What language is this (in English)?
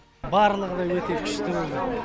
Kazakh